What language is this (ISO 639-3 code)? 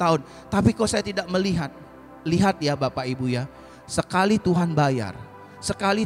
ind